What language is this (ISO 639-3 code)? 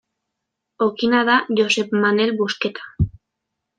eus